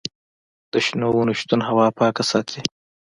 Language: Pashto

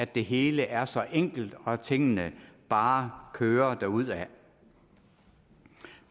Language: Danish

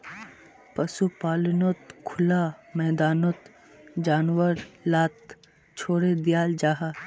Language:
Magahi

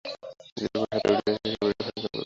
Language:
Bangla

